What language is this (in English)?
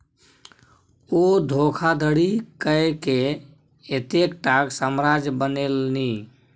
Maithili